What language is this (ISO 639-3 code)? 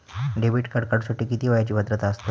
mar